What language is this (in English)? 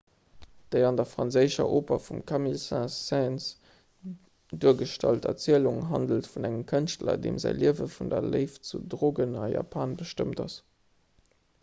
Luxembourgish